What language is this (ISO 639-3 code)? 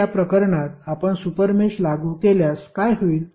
mar